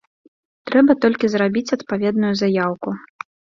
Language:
Belarusian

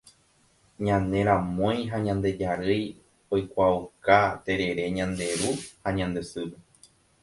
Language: Guarani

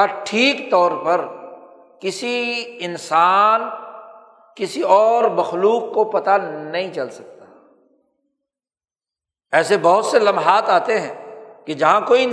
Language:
Urdu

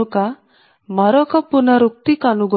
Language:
Telugu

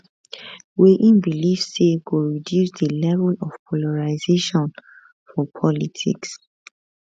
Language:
Nigerian Pidgin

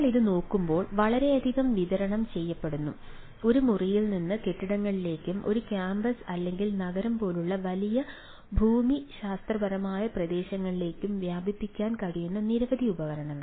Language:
Malayalam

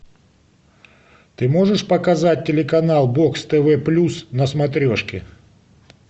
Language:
Russian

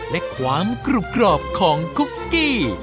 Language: Thai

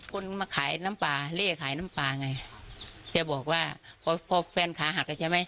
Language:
Thai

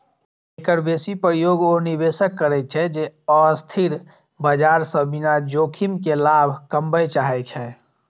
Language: Maithili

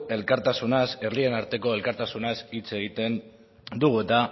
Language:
Basque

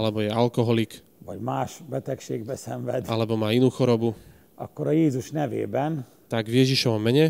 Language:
Slovak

